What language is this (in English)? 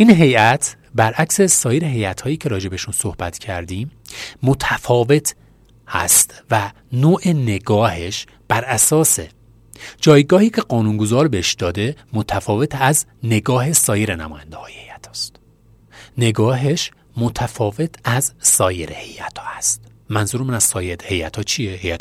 Persian